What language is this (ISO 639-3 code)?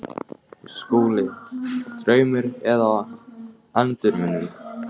isl